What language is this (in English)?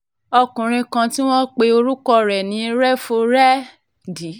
Yoruba